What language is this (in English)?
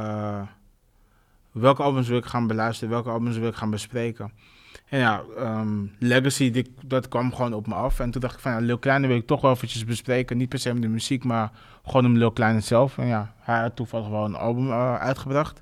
Dutch